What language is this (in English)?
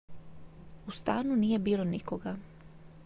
Croatian